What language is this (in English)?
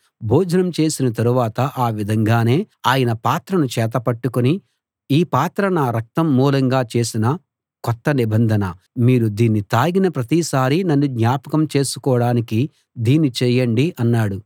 Telugu